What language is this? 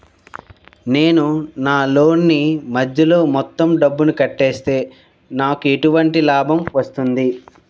Telugu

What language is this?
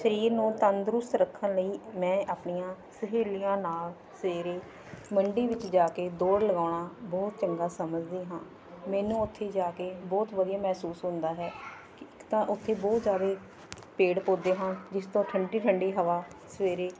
Punjabi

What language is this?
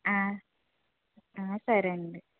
Telugu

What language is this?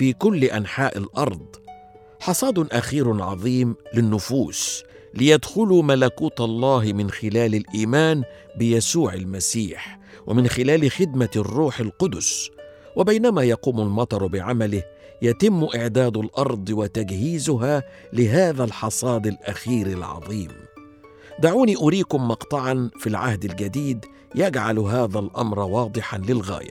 Arabic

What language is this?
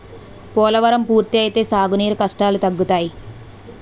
Telugu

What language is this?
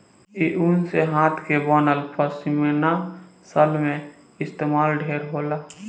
Bhojpuri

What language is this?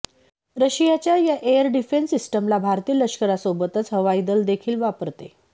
Marathi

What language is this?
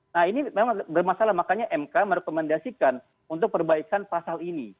Indonesian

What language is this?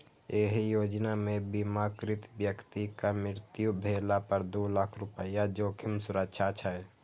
Maithili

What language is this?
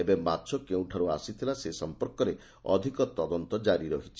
Odia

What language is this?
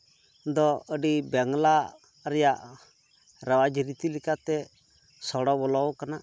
Santali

